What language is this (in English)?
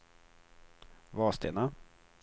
Swedish